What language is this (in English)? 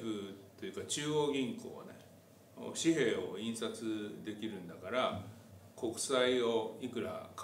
Japanese